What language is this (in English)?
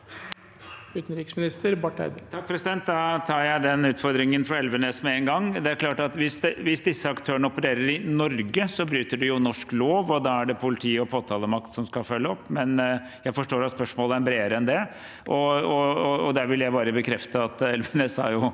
Norwegian